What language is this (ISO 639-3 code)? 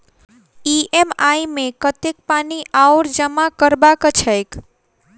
mai